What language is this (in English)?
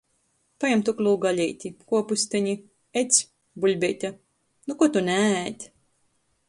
Latgalian